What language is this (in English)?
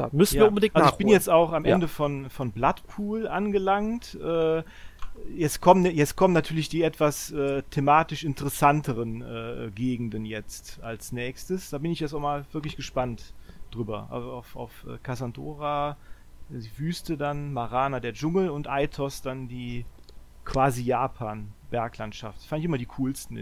German